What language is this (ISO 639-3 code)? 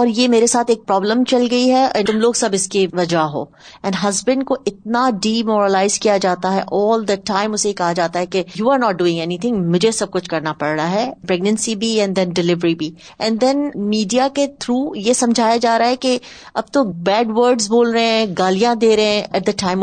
urd